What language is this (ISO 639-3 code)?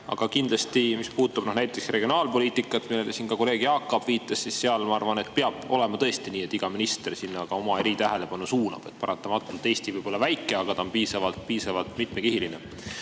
est